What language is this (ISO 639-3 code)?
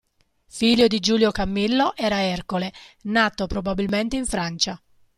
ita